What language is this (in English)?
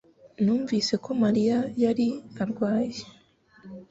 Kinyarwanda